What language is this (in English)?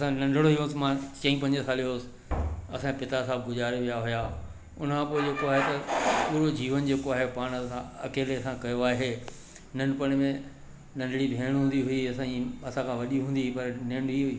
Sindhi